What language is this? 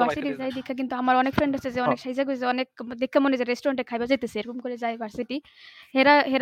Bangla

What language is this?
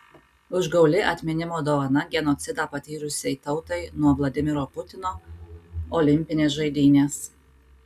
Lithuanian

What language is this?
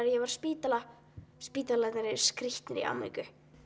Icelandic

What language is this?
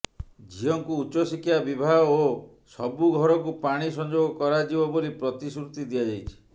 Odia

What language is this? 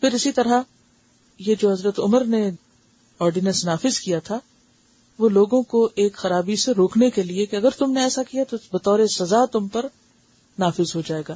Urdu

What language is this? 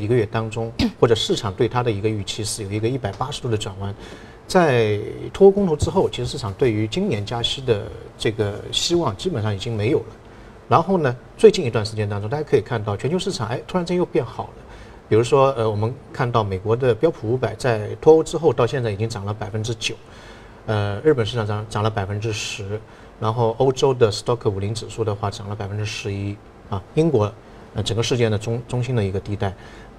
Chinese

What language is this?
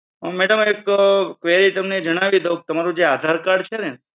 Gujarati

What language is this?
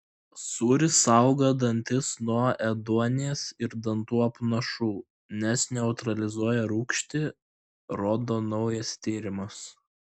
Lithuanian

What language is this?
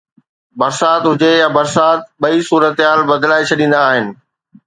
Sindhi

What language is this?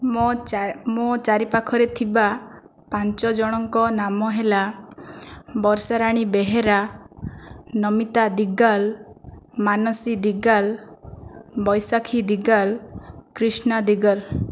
Odia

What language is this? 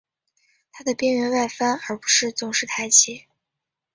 Chinese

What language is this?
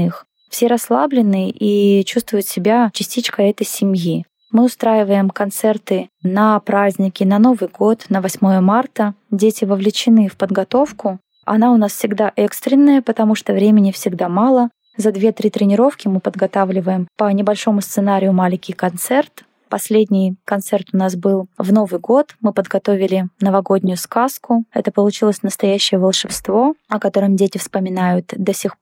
Russian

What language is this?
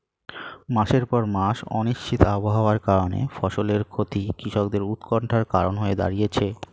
Bangla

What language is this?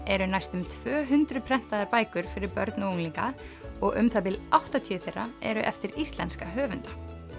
Icelandic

